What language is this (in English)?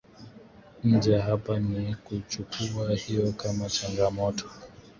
Swahili